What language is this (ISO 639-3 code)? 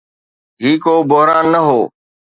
snd